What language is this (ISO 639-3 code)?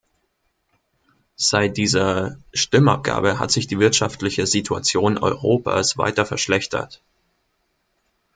deu